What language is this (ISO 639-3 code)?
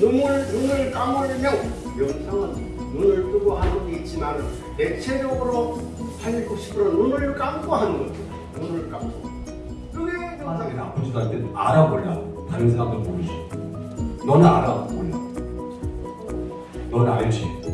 kor